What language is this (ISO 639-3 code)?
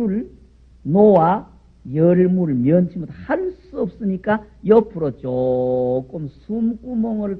kor